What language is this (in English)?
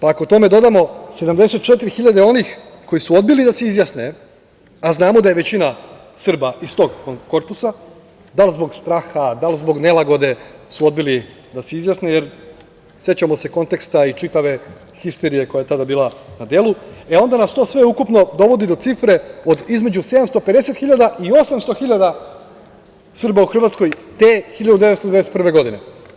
Serbian